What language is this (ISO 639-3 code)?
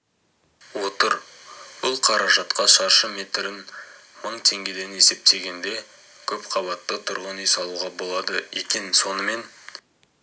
kaz